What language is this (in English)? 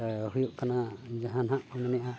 Santali